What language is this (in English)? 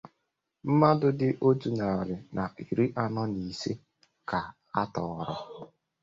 Igbo